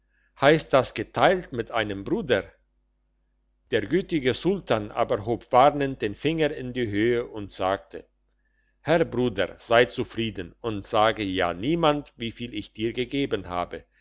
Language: German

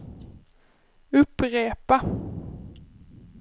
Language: Swedish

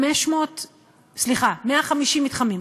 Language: Hebrew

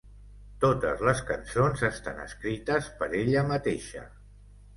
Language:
Catalan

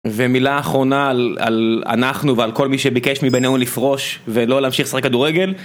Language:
Hebrew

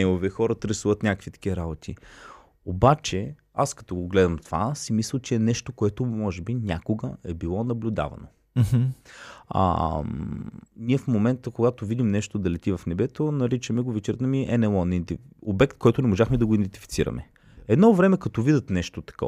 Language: Bulgarian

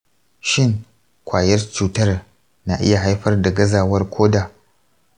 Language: Hausa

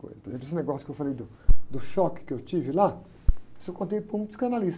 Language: Portuguese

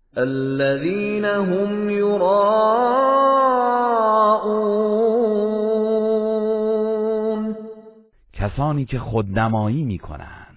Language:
Persian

